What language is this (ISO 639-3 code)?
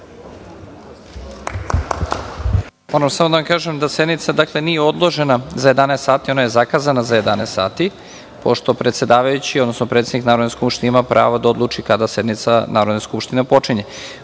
srp